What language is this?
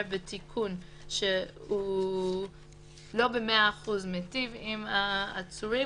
Hebrew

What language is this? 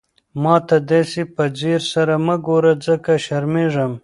Pashto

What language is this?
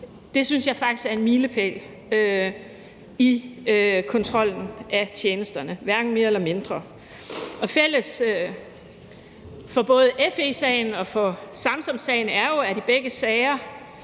Danish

